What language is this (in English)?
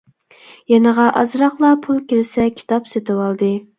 Uyghur